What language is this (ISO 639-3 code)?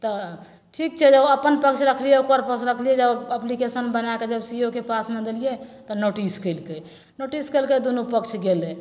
mai